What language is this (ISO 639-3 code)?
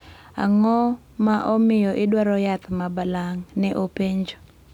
luo